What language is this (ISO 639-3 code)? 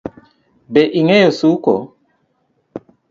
luo